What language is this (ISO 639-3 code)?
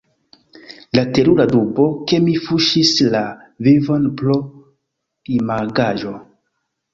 epo